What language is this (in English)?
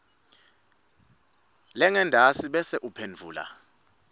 Swati